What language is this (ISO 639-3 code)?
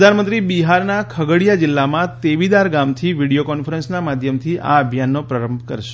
guj